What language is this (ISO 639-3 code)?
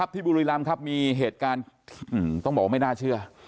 tha